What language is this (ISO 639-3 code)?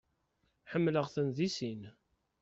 kab